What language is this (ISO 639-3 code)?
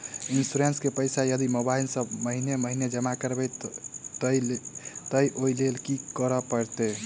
mai